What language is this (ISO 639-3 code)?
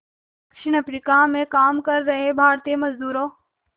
hin